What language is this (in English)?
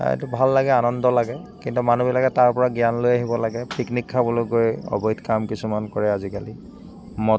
Assamese